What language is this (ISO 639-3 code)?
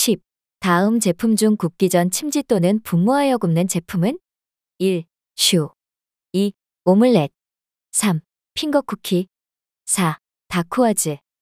kor